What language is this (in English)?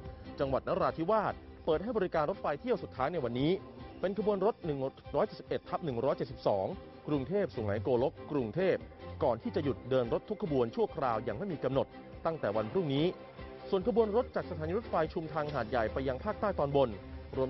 Thai